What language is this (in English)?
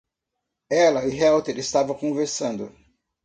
Portuguese